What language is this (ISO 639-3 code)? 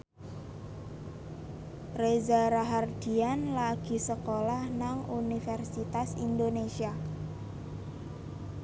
jav